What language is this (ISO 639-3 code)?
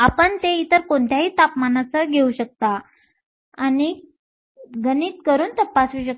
mar